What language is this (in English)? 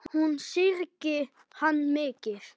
Icelandic